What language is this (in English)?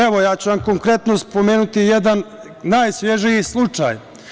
Serbian